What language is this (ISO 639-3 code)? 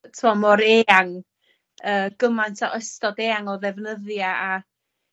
cym